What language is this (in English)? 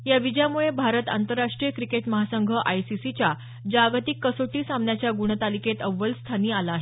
Marathi